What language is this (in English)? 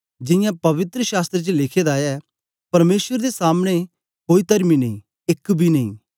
Dogri